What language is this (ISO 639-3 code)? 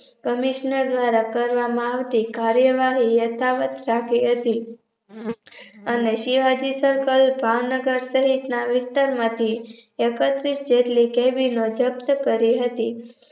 guj